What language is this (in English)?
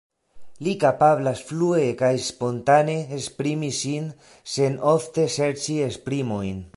Esperanto